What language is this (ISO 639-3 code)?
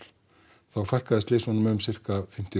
isl